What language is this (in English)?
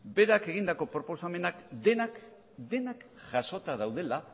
Basque